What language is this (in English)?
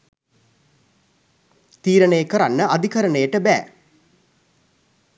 Sinhala